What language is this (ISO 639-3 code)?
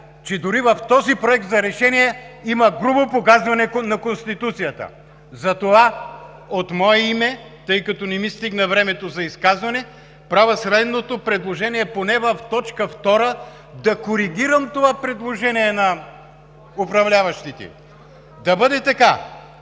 bul